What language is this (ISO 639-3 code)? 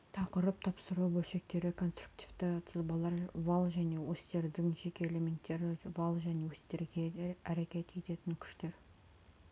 kaz